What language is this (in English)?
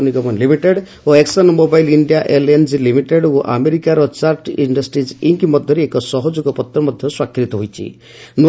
Odia